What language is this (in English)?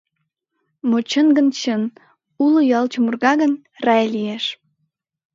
Mari